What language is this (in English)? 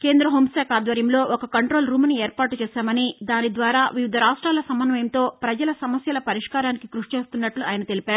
Telugu